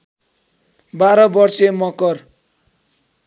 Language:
Nepali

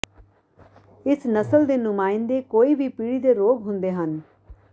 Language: Punjabi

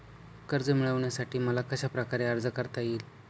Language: Marathi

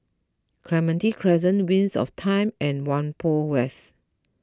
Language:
English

